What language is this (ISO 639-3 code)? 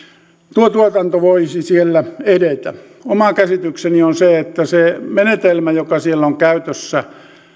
fin